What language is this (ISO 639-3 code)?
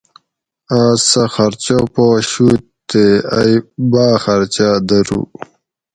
gwc